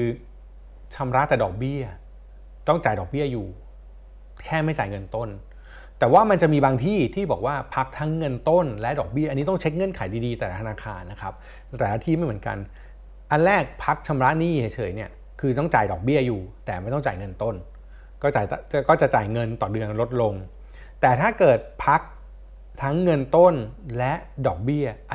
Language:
Thai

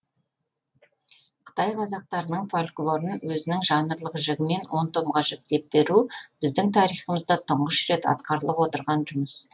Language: Kazakh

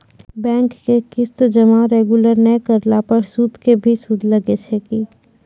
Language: Maithili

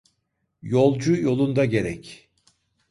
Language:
Turkish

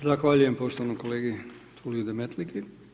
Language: Croatian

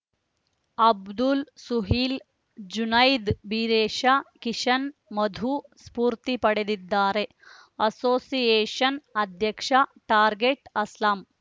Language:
Kannada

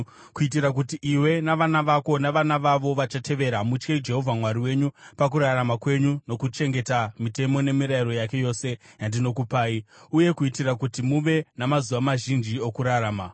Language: Shona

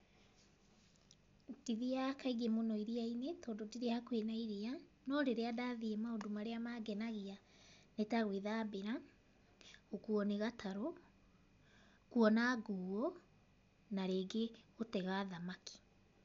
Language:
Kikuyu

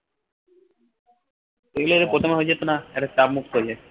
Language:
Bangla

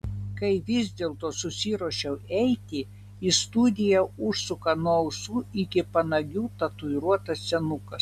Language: Lithuanian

